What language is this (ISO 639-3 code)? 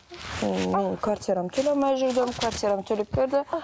kaz